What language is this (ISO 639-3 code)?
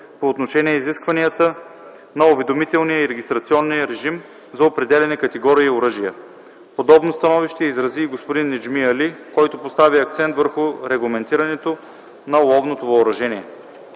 bul